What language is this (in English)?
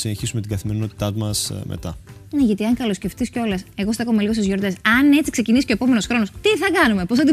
Greek